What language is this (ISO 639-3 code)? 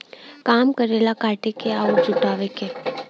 bho